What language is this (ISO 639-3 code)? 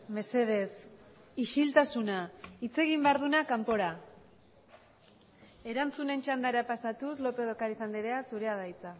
eus